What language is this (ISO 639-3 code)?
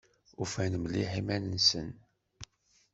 kab